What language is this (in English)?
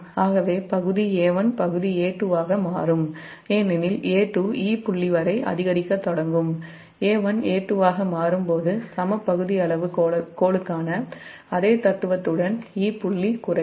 Tamil